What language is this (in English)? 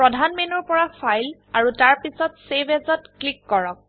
Assamese